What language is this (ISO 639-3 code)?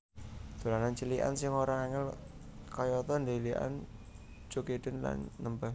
jav